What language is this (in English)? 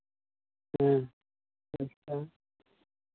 Santali